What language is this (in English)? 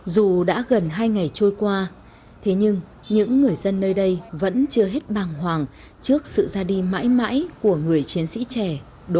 Vietnamese